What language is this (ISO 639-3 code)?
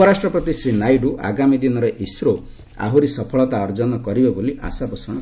ori